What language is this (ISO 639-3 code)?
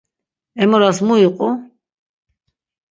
lzz